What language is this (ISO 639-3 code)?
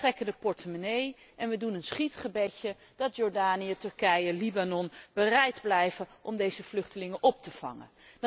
nld